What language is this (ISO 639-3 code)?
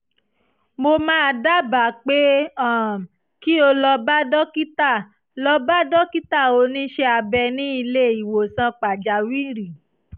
yor